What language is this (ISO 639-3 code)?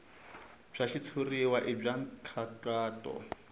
tso